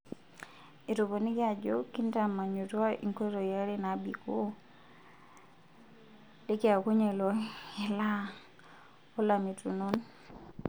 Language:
Masai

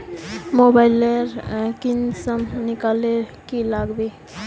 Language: Magahi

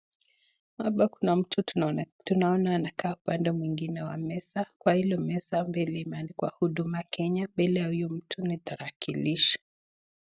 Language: Swahili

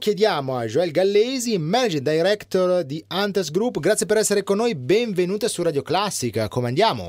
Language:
Italian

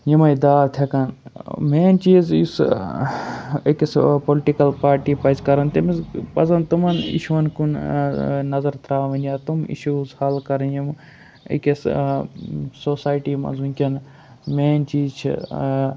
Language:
Kashmiri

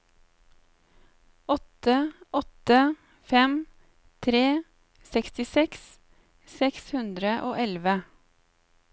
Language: Norwegian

